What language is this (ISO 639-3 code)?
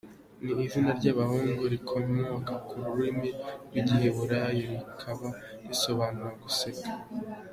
kin